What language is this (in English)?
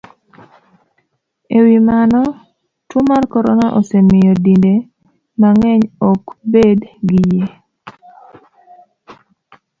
Luo (Kenya and Tanzania)